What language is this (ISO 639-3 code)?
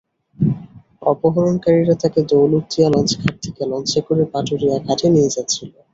ben